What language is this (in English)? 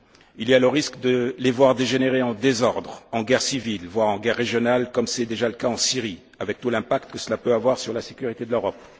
French